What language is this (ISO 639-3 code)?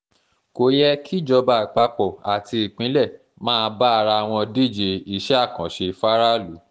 yor